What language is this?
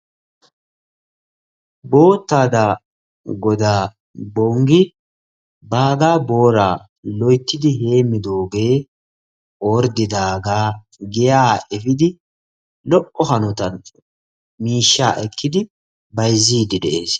Wolaytta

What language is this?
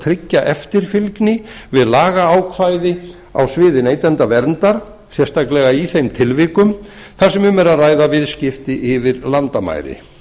Icelandic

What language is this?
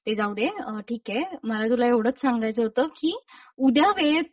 Marathi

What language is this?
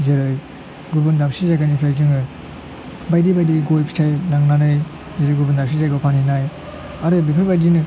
Bodo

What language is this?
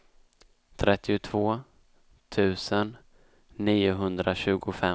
Swedish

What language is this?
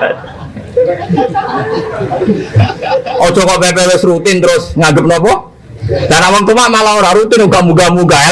Indonesian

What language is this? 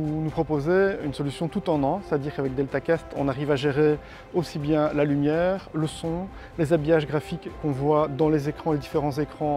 French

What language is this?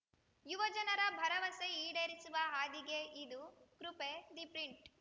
Kannada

